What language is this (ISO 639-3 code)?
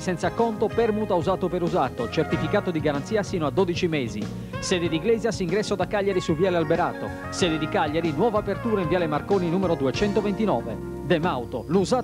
ita